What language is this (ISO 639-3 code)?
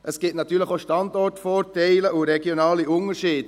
gsw